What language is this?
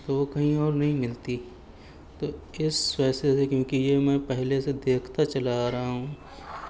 Urdu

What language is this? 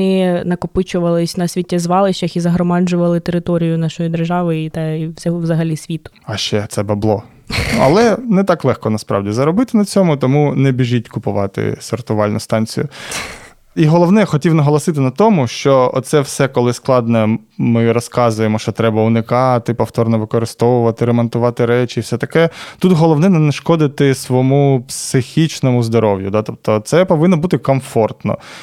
Ukrainian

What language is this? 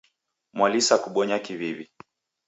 Taita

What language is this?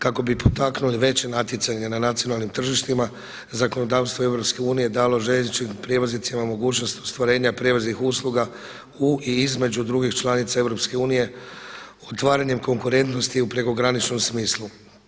Croatian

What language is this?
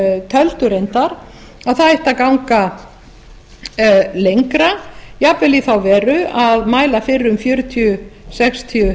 Icelandic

